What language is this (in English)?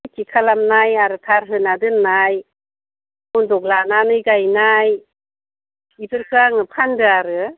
Bodo